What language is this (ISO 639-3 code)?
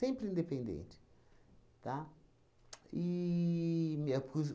por